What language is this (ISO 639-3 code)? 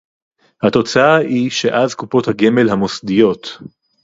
heb